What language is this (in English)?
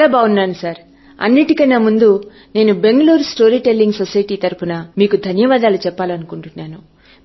Telugu